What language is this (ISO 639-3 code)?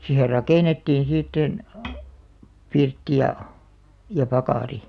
fin